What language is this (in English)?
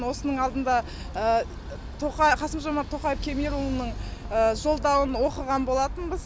Kazakh